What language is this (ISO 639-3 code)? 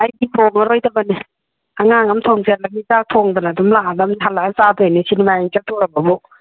mni